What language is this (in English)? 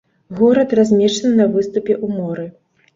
Belarusian